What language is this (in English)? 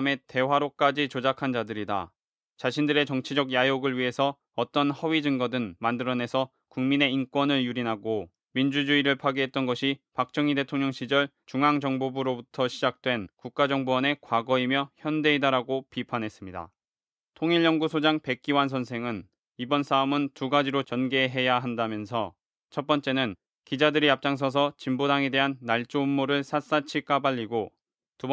Korean